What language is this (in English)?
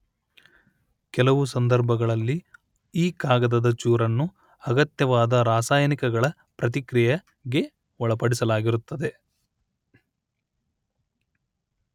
Kannada